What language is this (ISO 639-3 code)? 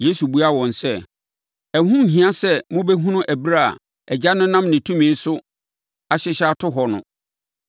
aka